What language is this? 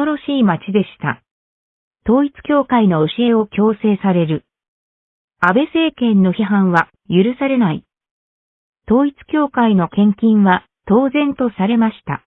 Japanese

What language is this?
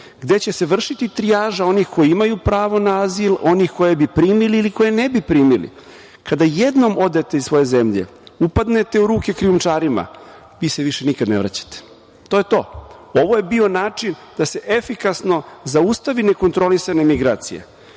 Serbian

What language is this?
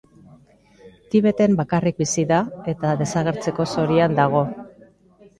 Basque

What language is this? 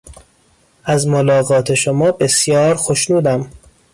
Persian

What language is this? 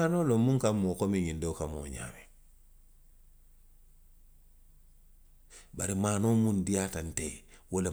Western Maninkakan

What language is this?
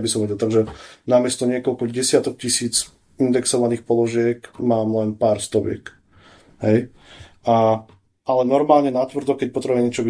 Slovak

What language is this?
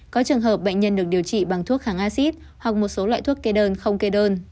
Vietnamese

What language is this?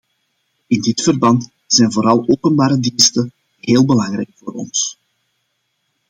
Dutch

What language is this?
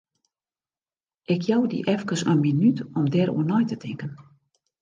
Western Frisian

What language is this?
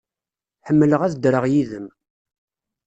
Kabyle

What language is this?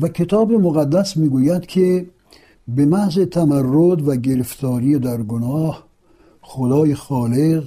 Persian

